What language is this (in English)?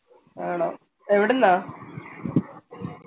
Malayalam